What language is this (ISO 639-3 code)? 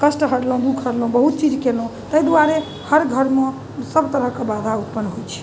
mai